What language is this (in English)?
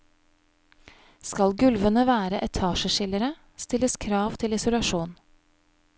Norwegian